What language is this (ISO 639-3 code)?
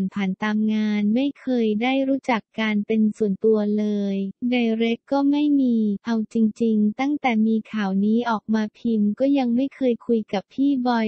tha